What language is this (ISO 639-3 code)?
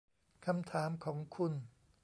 tha